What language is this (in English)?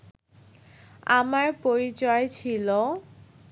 Bangla